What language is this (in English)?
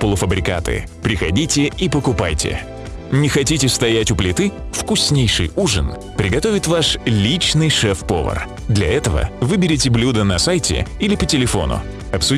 Russian